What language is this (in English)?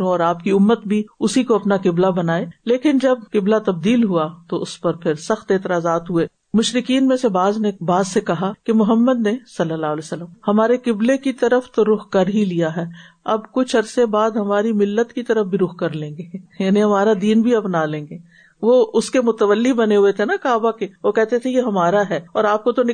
Urdu